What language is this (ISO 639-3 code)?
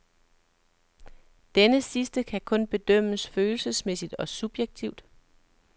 dan